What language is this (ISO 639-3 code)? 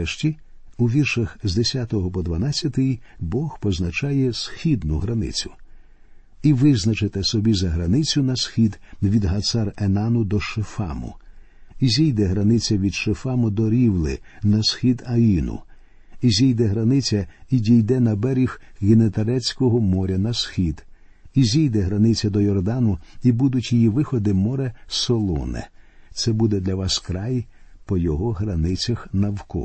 ukr